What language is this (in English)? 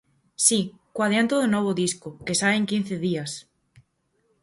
Galician